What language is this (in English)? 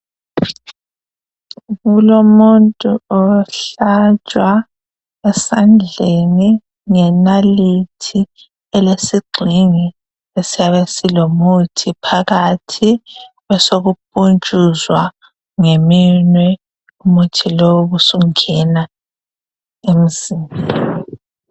North Ndebele